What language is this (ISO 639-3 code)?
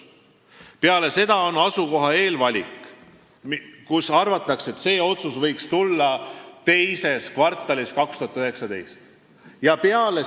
est